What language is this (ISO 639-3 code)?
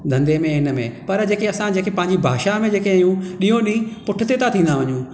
snd